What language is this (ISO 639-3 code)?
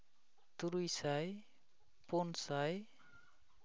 sat